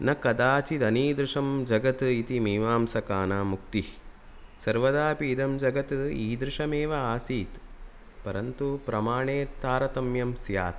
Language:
Sanskrit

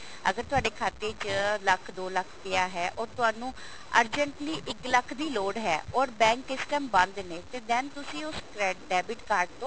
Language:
Punjabi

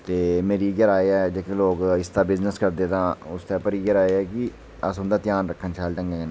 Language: Dogri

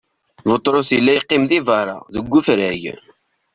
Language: Kabyle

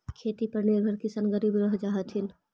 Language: Magahi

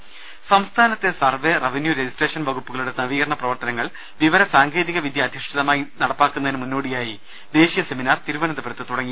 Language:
Malayalam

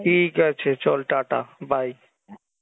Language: Bangla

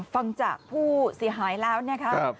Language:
Thai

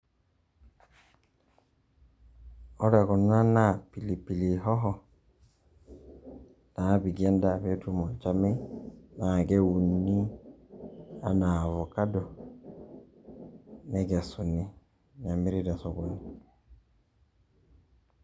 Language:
Masai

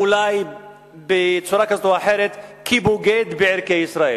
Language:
Hebrew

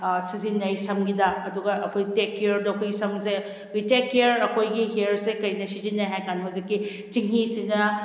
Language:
Manipuri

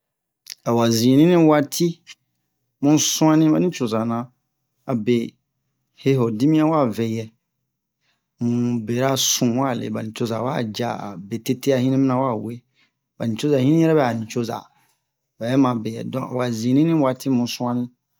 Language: Bomu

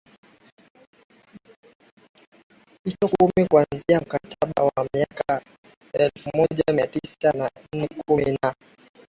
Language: Swahili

